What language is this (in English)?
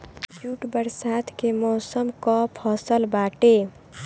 Bhojpuri